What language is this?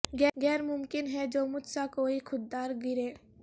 Urdu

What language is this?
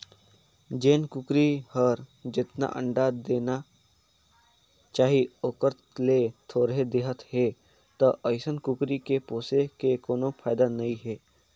Chhattisgarhi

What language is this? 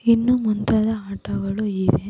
Kannada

